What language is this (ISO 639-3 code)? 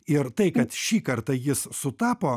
lit